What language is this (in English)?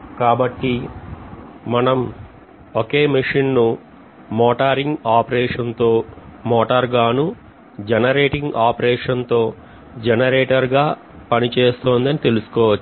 Telugu